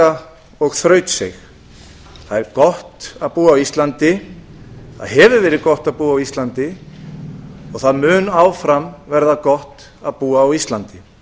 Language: Icelandic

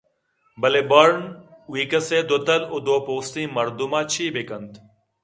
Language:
Eastern Balochi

